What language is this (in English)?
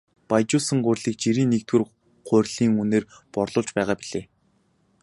Mongolian